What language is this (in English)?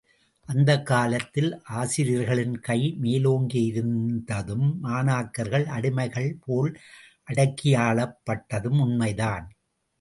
Tamil